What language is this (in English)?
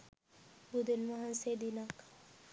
Sinhala